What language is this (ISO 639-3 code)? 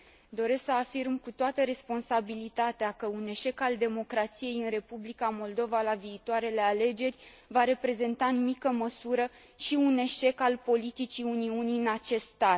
ron